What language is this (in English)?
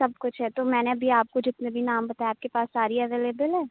Urdu